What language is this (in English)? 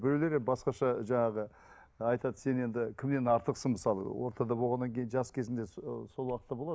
Kazakh